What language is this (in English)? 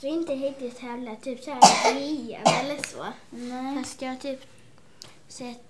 Swedish